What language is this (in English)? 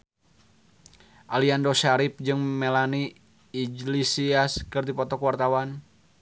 Sundanese